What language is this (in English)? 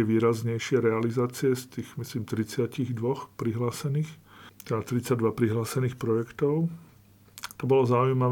Slovak